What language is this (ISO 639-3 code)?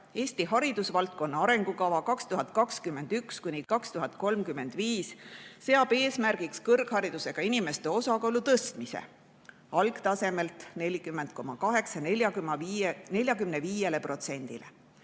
est